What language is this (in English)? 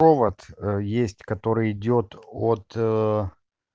Russian